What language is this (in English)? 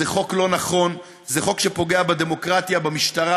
Hebrew